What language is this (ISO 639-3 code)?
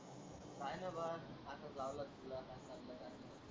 mar